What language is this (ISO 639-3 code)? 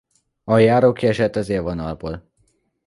hun